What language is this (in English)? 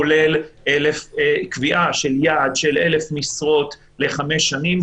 Hebrew